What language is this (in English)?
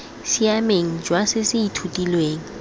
Tswana